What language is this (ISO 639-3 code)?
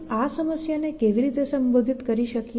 guj